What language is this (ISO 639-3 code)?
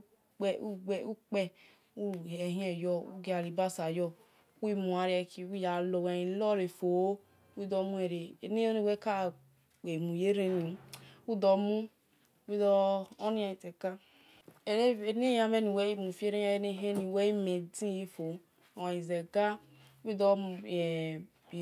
ish